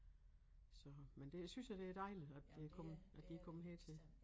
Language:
Danish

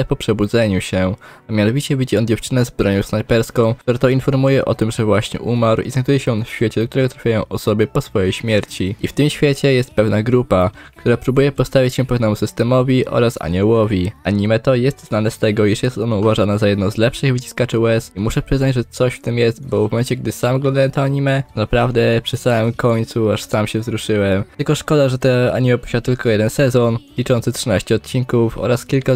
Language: Polish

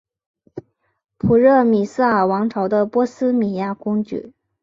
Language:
Chinese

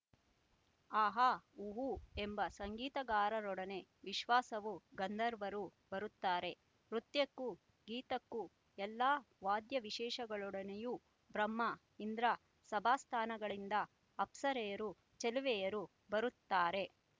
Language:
Kannada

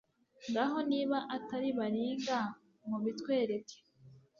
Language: Kinyarwanda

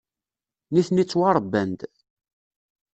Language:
Kabyle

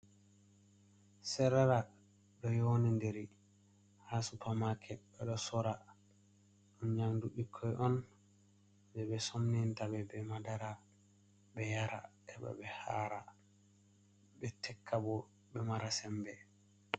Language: Fula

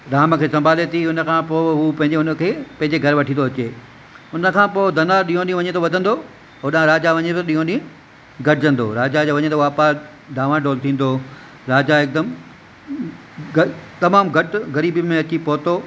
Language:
Sindhi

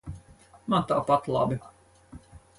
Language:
Latvian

